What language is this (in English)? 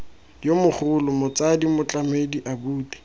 Tswana